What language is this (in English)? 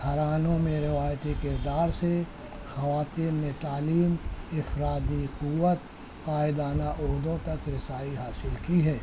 Urdu